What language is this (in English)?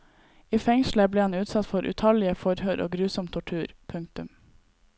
Norwegian